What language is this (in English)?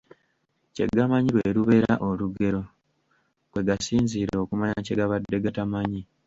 Ganda